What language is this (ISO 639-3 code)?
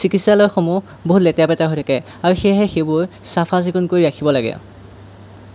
asm